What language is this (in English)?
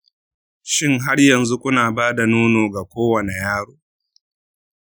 Hausa